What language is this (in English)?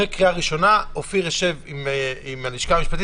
Hebrew